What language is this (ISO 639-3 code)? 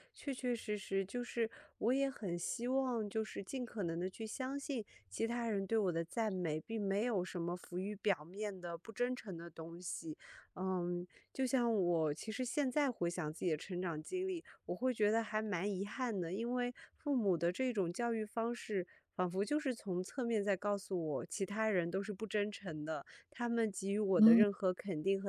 zho